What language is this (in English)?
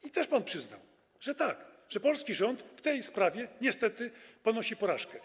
Polish